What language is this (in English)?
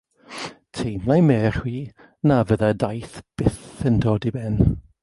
Welsh